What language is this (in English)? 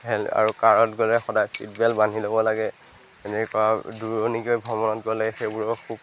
Assamese